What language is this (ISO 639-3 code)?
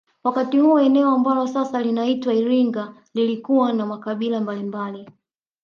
swa